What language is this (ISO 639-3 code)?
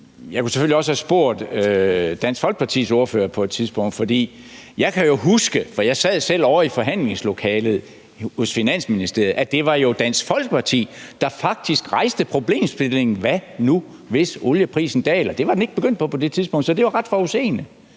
dan